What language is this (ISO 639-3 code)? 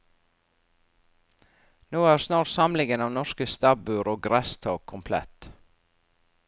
nor